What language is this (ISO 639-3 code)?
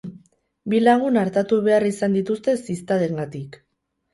eus